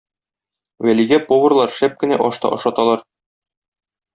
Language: Tatar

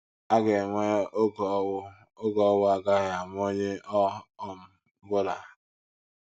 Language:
Igbo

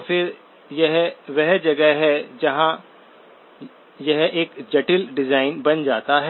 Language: Hindi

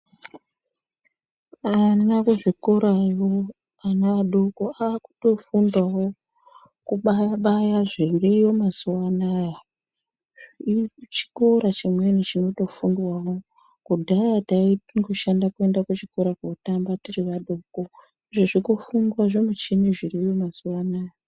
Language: Ndau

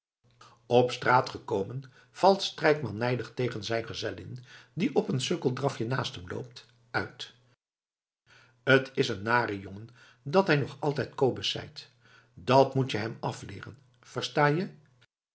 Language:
Dutch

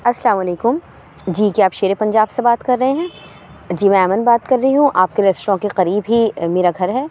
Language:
Urdu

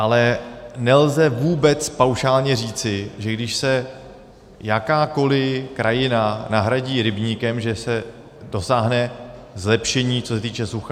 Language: Czech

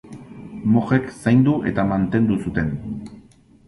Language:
Basque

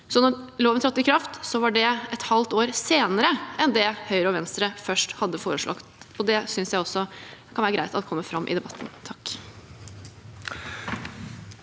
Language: Norwegian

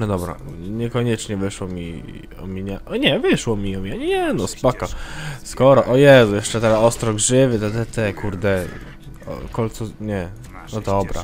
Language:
Polish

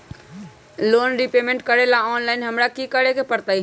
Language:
Magahi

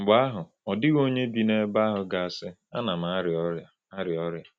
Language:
Igbo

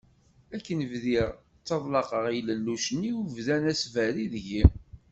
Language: Kabyle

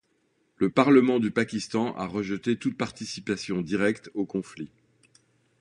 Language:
French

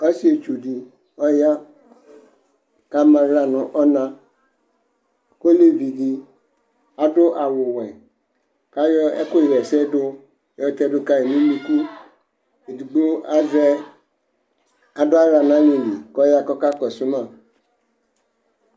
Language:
Ikposo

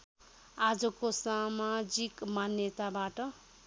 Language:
Nepali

